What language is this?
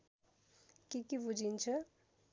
Nepali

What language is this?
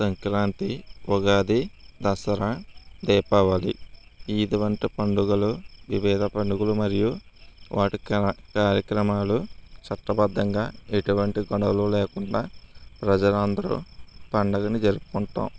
Telugu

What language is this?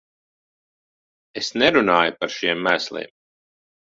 Latvian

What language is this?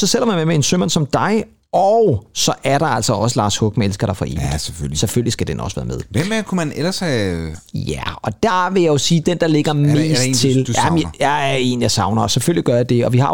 Danish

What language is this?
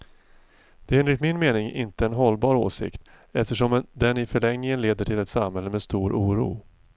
Swedish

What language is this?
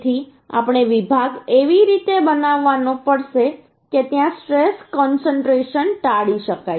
Gujarati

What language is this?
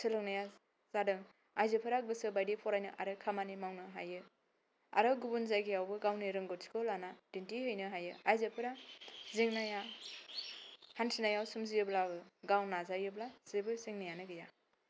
Bodo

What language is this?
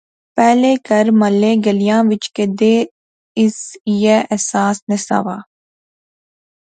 Pahari-Potwari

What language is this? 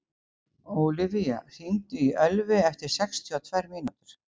Icelandic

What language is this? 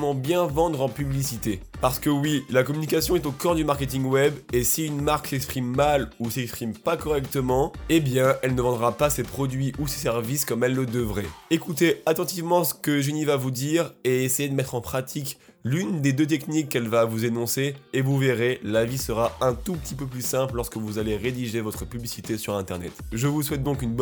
French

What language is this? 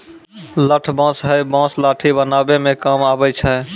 Maithili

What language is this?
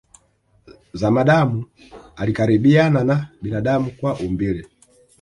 Swahili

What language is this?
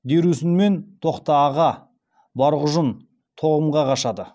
Kazakh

